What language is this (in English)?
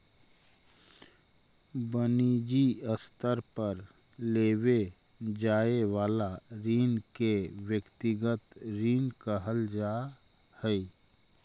Magahi